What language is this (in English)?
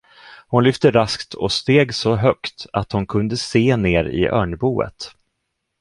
Swedish